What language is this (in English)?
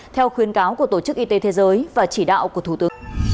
Vietnamese